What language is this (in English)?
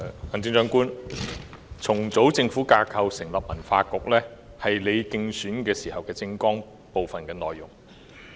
Cantonese